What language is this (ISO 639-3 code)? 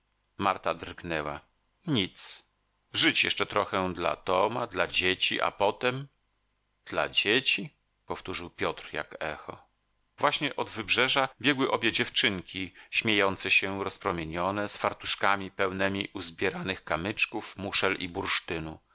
pol